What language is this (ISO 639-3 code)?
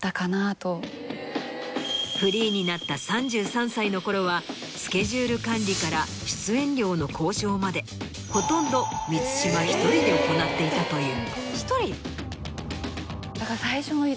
jpn